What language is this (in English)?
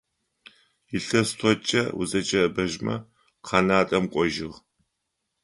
Adyghe